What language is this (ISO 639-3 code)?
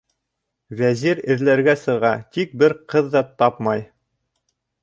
bak